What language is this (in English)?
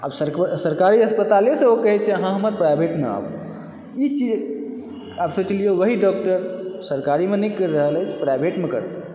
Maithili